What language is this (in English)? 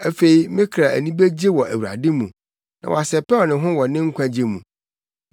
Akan